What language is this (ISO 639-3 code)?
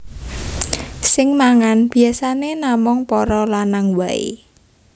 jav